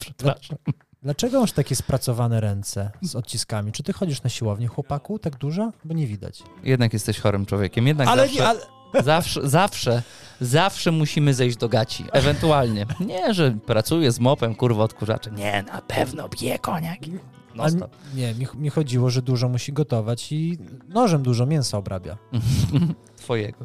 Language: Polish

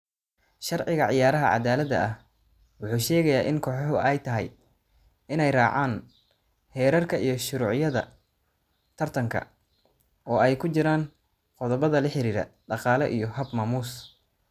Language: Somali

